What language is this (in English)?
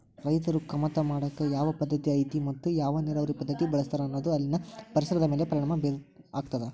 Kannada